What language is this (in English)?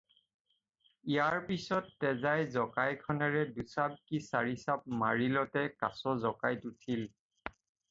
Assamese